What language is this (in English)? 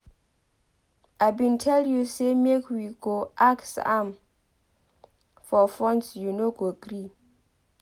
Nigerian Pidgin